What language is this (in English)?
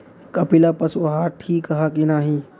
Bhojpuri